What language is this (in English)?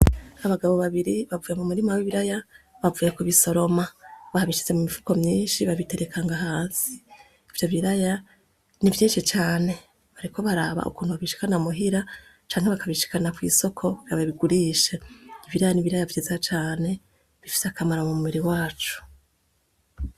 Rundi